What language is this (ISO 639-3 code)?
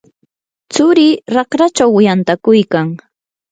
qur